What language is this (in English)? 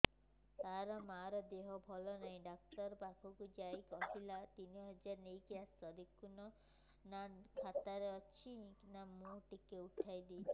Odia